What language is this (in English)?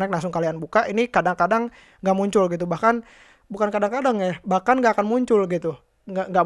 Indonesian